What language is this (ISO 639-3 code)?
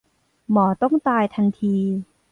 tha